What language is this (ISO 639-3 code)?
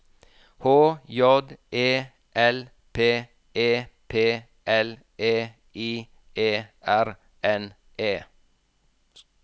nor